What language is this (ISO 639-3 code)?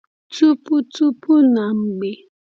ibo